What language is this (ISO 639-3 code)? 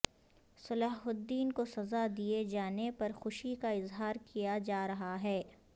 urd